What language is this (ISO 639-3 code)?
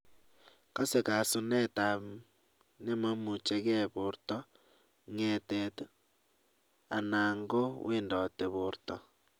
kln